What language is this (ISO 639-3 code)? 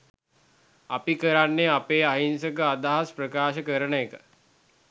sin